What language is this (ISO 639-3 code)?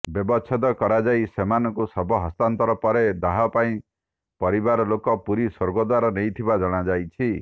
ori